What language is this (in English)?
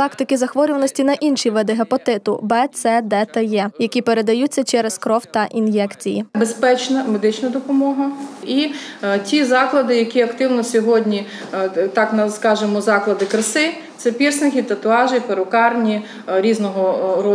Ukrainian